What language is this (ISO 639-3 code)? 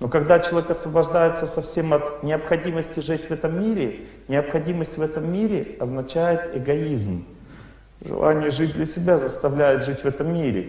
rus